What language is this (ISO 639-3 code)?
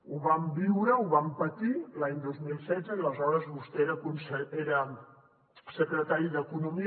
cat